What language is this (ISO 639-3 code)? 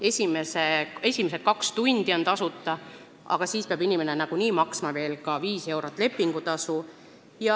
est